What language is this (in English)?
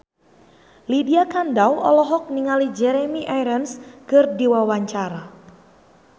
Sundanese